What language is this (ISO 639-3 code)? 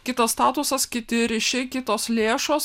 lit